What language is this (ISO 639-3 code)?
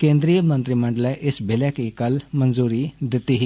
doi